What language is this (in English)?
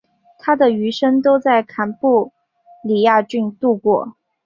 Chinese